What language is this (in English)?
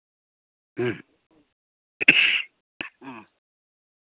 Santali